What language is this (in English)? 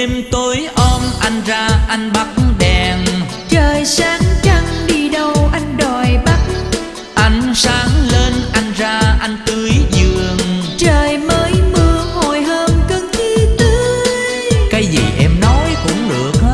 Vietnamese